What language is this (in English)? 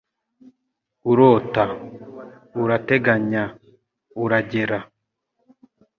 Kinyarwanda